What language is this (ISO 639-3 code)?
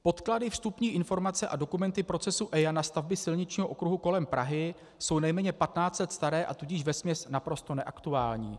ces